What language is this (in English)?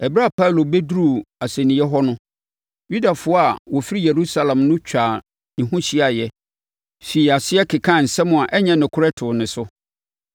Akan